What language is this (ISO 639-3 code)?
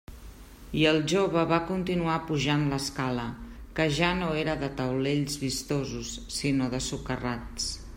cat